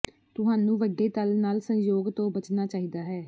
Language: Punjabi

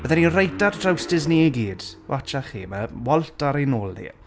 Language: Welsh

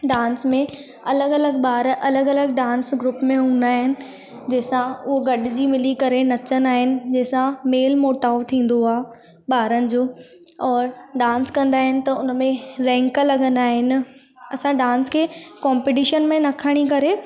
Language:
Sindhi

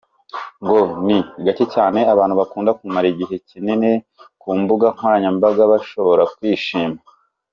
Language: Kinyarwanda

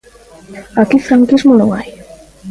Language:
Galician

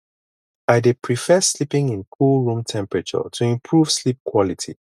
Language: Nigerian Pidgin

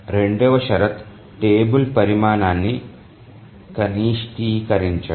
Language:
Telugu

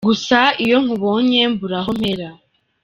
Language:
Kinyarwanda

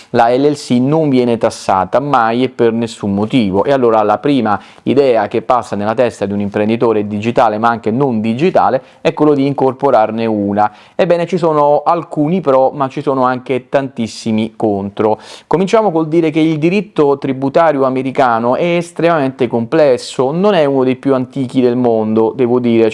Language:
Italian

